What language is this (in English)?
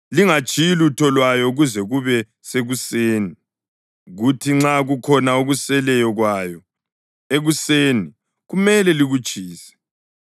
North Ndebele